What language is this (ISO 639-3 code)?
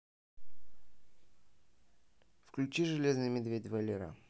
rus